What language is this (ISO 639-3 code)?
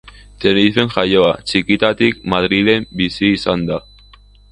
eus